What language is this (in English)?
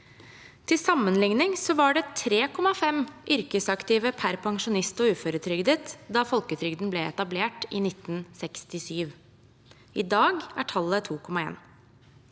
Norwegian